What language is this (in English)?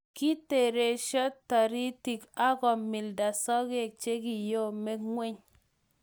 Kalenjin